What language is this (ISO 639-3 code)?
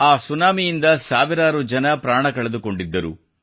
kan